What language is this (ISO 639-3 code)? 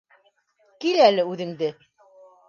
bak